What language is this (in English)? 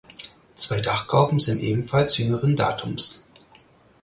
German